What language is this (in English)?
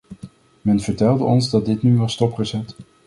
Dutch